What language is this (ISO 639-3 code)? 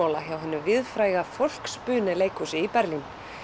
isl